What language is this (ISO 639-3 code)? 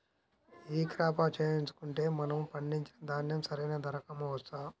tel